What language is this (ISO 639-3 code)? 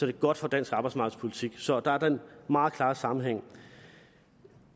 dan